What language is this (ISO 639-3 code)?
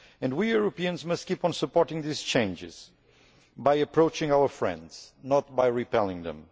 eng